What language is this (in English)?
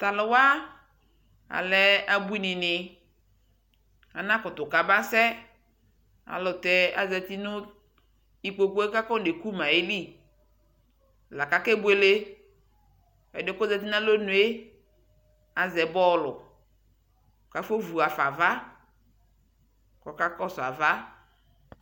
Ikposo